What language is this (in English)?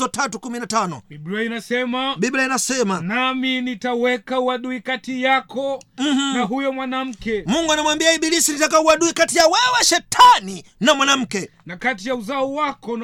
Swahili